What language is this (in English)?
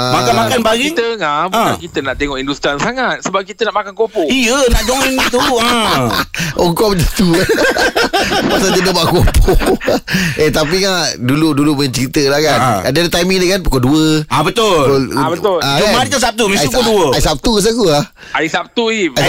Malay